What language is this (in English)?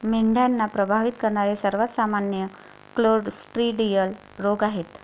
Marathi